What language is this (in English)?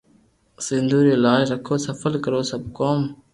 Loarki